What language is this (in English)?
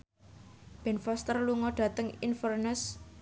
Javanese